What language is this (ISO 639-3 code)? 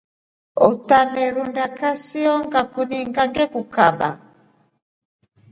rof